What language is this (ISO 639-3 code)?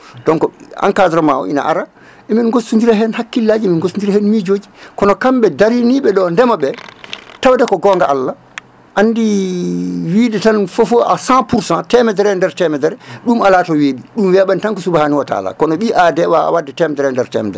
ful